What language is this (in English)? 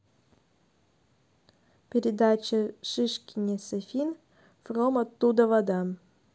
Russian